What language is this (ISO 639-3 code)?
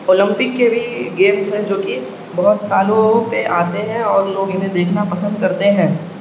urd